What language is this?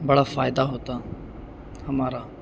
Urdu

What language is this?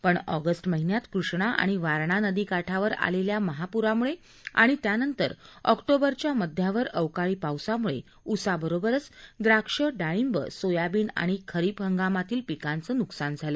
Marathi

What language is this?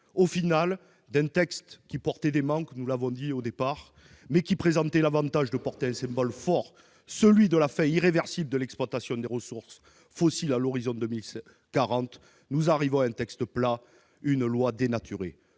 French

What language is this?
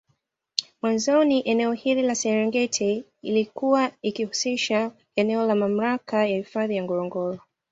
Swahili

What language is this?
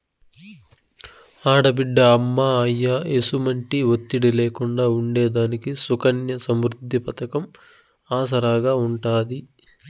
Telugu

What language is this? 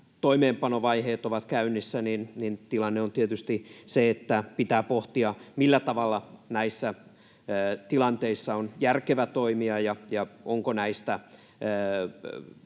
Finnish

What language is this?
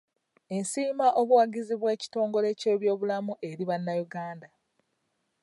Ganda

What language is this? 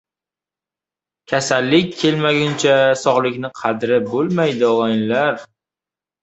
Uzbek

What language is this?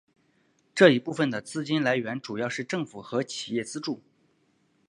Chinese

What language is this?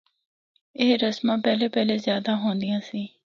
Northern Hindko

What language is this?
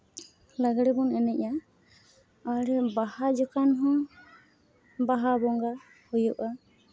Santali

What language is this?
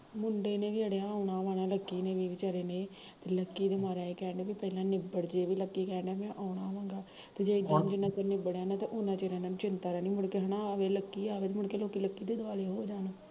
Punjabi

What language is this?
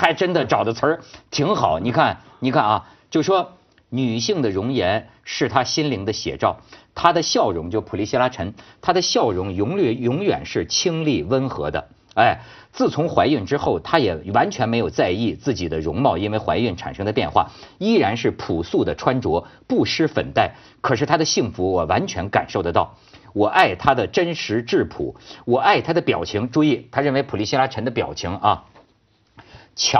Chinese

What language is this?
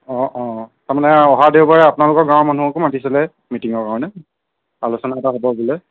Assamese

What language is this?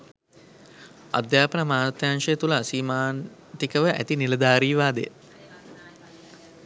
Sinhala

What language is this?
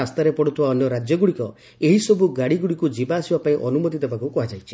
Odia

